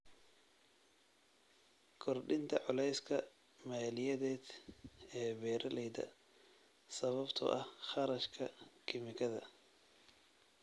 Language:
Somali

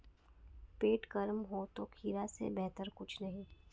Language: Hindi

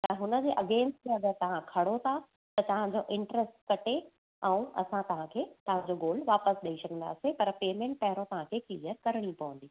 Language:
Sindhi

